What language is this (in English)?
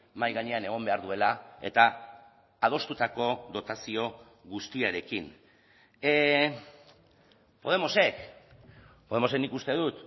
Basque